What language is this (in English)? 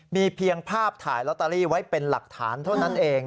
Thai